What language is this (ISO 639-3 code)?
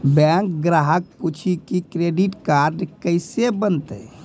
mai